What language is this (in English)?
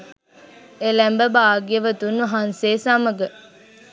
Sinhala